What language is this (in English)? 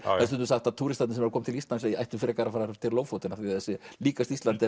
Icelandic